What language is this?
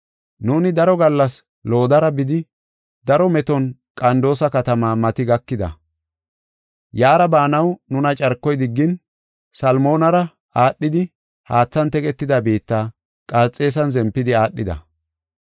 Gofa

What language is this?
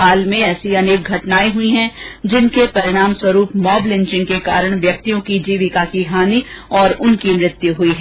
Hindi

